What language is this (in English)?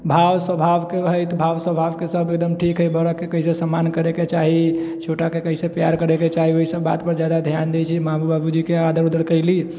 Maithili